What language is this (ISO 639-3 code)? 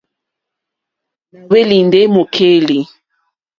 bri